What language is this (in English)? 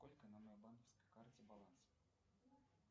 Russian